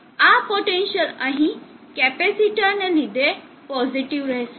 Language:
Gujarati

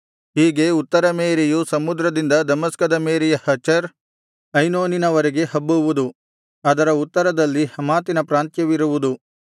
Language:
Kannada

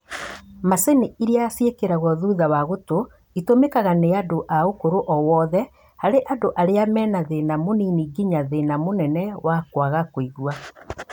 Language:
Kikuyu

